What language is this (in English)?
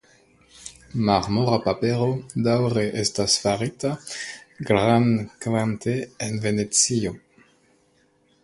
Esperanto